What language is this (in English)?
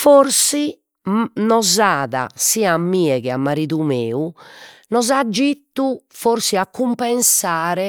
Sardinian